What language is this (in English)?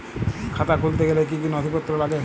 Bangla